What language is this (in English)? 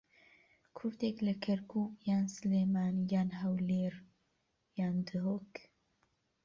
Central Kurdish